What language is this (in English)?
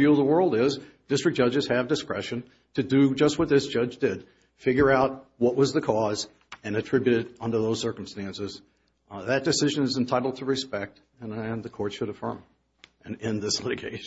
English